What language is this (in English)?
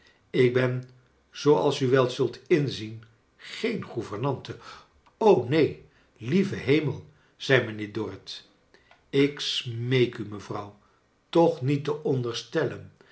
Dutch